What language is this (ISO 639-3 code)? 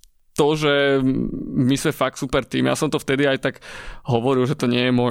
slk